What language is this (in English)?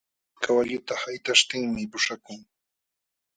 Jauja Wanca Quechua